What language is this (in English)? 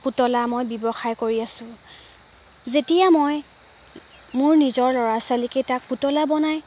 Assamese